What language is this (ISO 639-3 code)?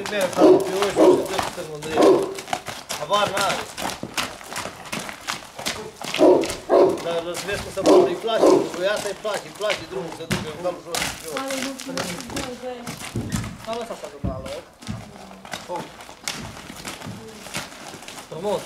ron